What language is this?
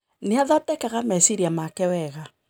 Kikuyu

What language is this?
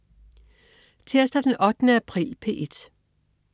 Danish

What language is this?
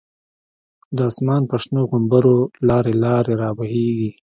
Pashto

